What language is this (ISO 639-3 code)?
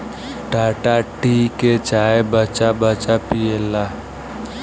bho